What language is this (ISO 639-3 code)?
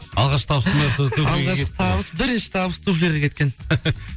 kaz